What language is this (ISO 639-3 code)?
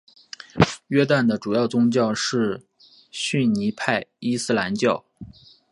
zho